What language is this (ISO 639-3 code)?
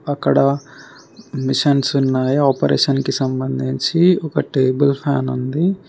tel